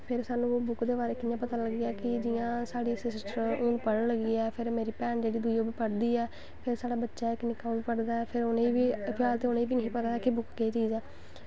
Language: Dogri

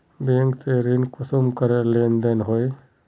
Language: Magahi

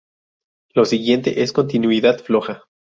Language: Spanish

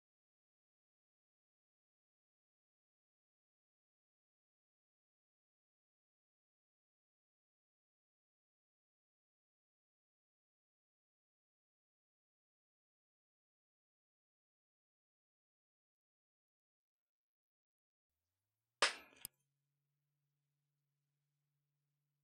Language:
Polish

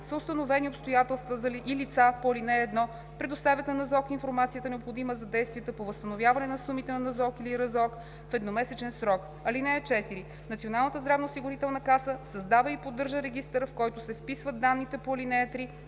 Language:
Bulgarian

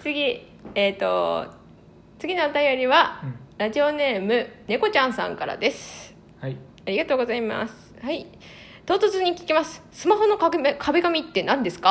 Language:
Japanese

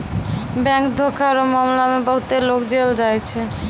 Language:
Maithili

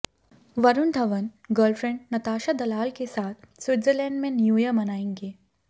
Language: Hindi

